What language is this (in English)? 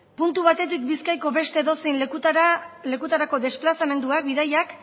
Basque